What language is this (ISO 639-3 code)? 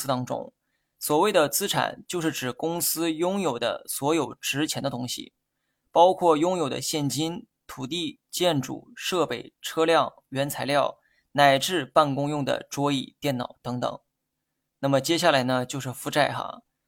zho